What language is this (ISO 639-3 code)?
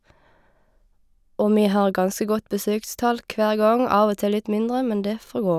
nor